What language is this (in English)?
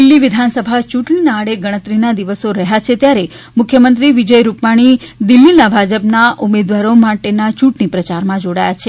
Gujarati